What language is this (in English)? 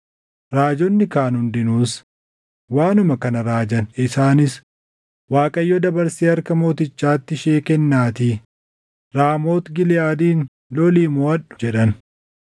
Oromo